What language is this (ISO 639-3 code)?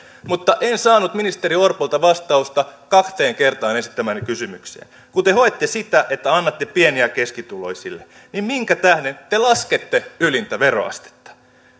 fin